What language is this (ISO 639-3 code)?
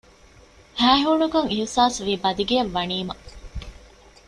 div